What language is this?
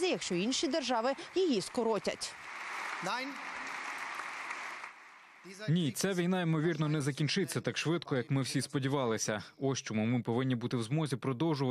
Ukrainian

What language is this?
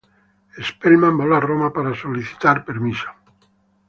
Spanish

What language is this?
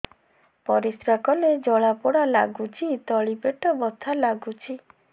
Odia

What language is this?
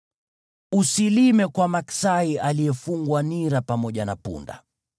Swahili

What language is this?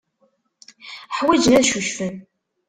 Kabyle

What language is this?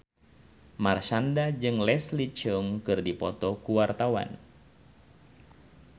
Sundanese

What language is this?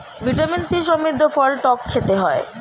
Bangla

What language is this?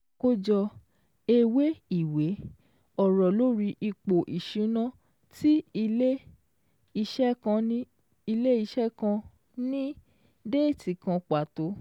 Yoruba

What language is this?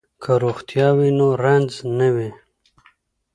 Pashto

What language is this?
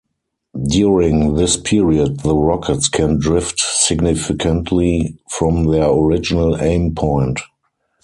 English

